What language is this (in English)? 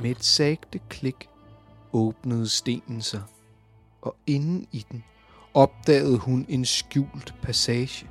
Danish